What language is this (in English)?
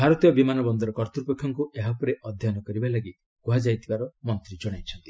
Odia